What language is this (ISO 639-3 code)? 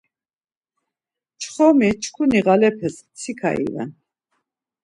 lzz